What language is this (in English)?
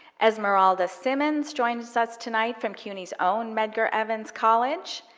English